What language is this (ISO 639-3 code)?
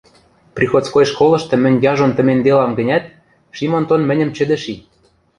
mrj